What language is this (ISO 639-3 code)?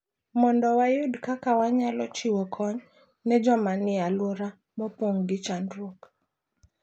luo